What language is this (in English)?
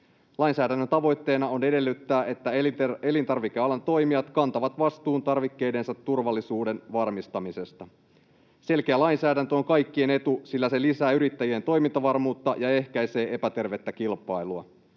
Finnish